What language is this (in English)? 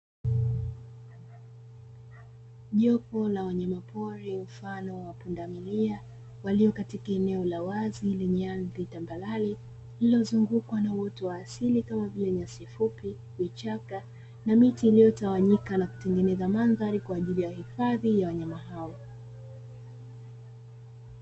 Swahili